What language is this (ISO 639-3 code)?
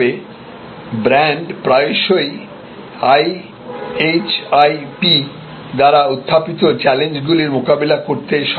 ben